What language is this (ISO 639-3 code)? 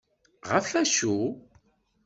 kab